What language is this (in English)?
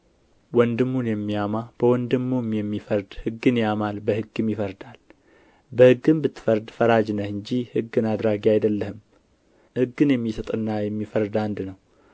Amharic